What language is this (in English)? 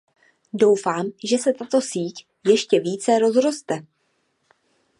Czech